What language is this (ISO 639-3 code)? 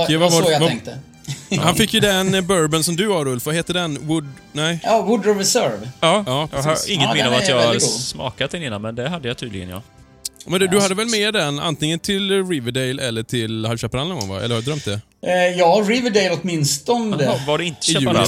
swe